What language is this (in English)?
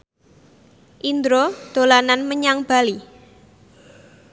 Javanese